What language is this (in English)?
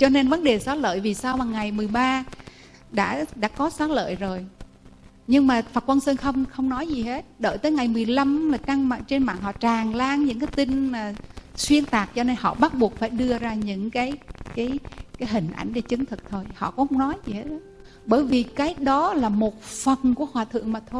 Vietnamese